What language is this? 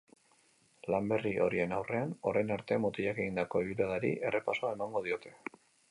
Basque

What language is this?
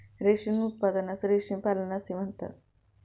Marathi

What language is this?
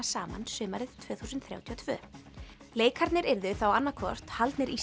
Icelandic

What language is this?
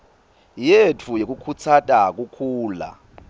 Swati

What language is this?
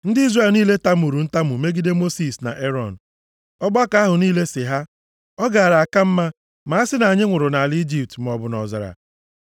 Igbo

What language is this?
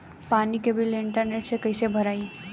Bhojpuri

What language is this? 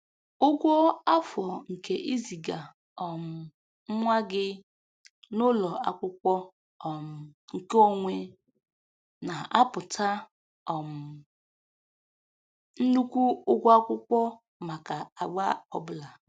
Igbo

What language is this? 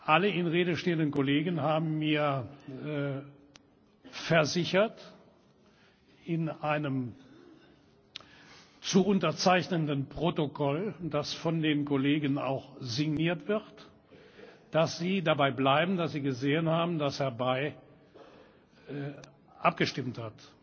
German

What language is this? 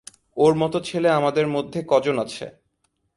Bangla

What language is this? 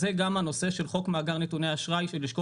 Hebrew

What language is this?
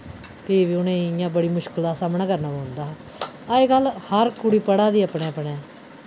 Dogri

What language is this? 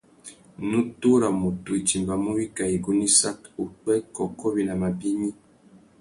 Tuki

